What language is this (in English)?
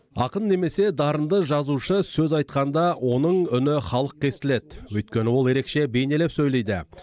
Kazakh